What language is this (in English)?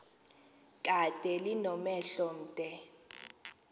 Xhosa